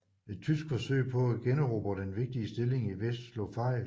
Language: Danish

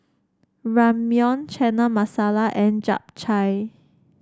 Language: English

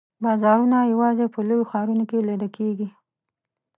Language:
Pashto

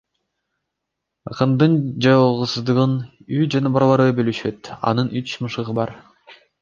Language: Kyrgyz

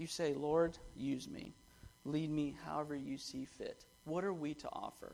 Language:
English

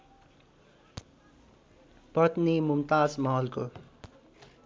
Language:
Nepali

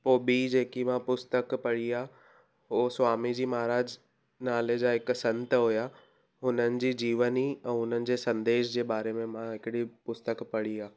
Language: Sindhi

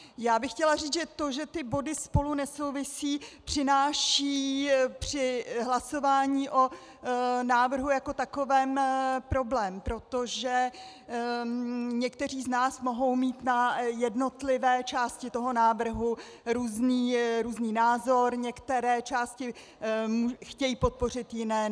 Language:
Czech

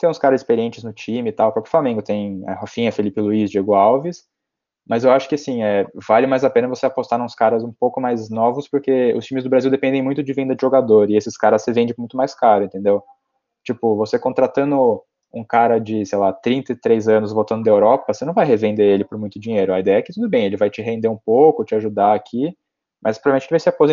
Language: Portuguese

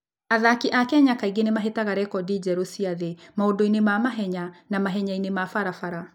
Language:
Kikuyu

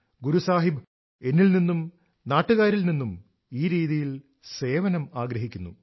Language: Malayalam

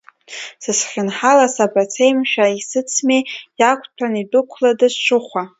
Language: Abkhazian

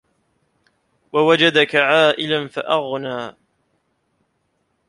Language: Arabic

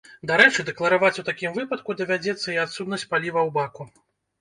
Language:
Belarusian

